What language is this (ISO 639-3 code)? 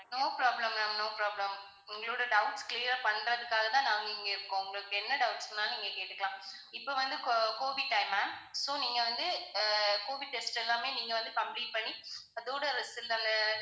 tam